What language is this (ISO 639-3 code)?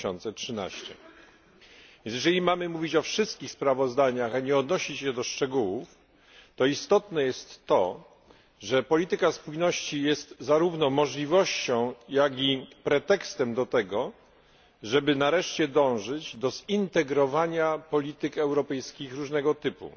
pol